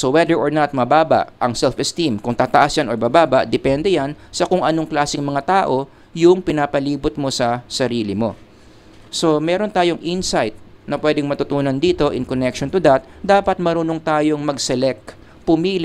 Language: Filipino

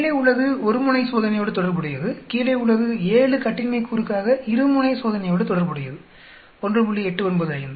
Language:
Tamil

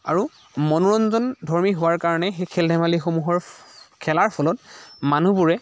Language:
Assamese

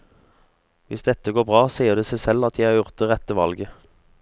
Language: Norwegian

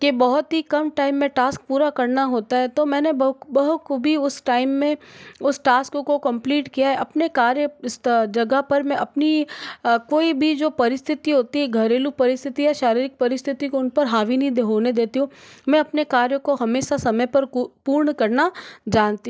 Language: Hindi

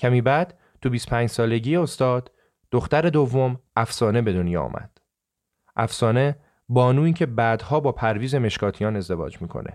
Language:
Persian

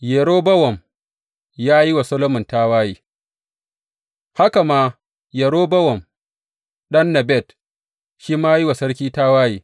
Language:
Hausa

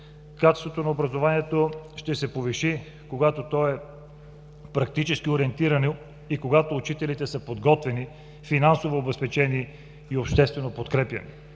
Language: Bulgarian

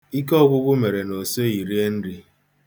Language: Igbo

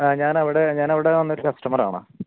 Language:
Malayalam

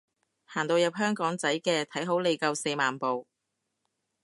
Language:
Cantonese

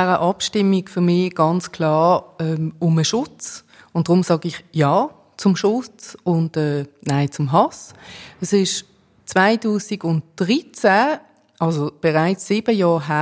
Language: German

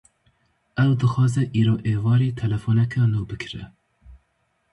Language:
Kurdish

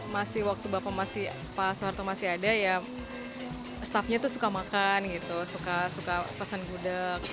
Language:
Indonesian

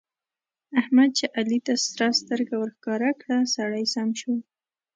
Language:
Pashto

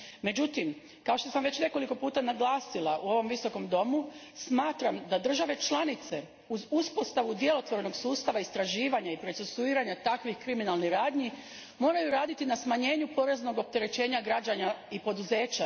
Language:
Croatian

